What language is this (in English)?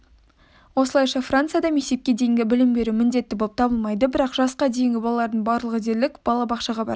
Kazakh